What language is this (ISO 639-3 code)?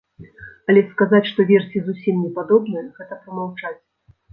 bel